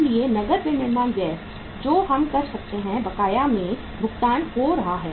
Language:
Hindi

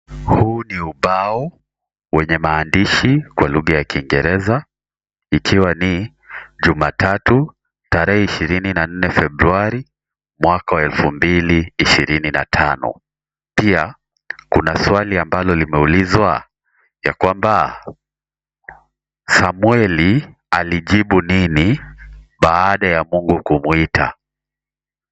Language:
Swahili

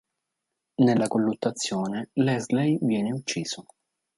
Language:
Italian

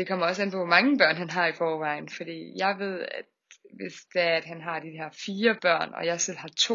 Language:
Danish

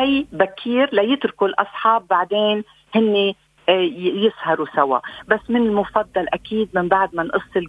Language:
Arabic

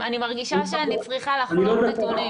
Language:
Hebrew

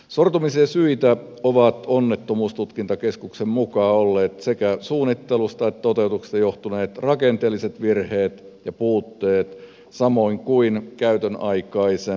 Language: Finnish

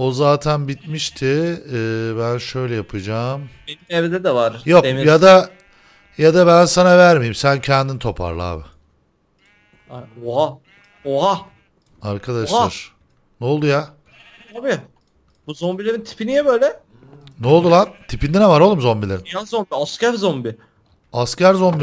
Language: Turkish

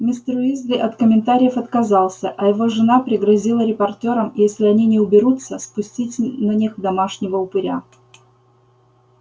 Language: Russian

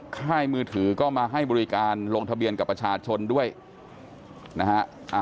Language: Thai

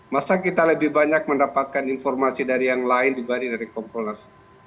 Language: Indonesian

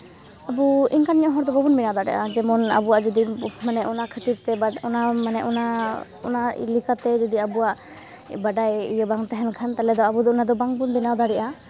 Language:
Santali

